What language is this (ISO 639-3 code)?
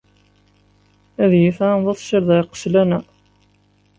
kab